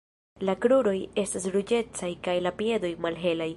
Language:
Esperanto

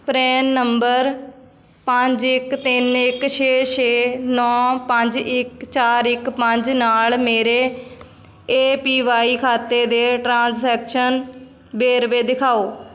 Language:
Punjabi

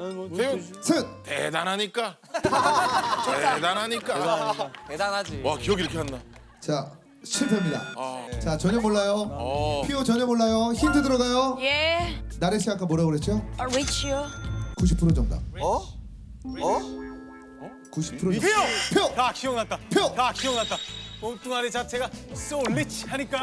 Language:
Korean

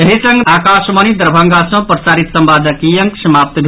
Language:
Maithili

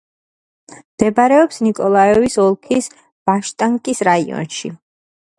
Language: Georgian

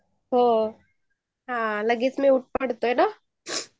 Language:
Marathi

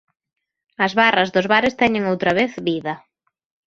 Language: Galician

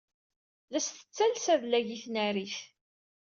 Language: Kabyle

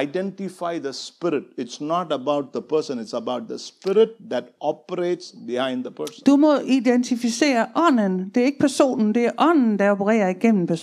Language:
Danish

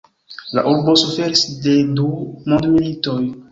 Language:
Esperanto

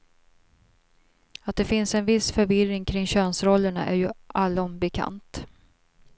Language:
Swedish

